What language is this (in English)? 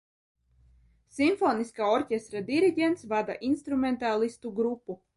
Latvian